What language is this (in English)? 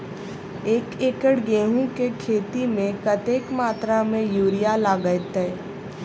Maithili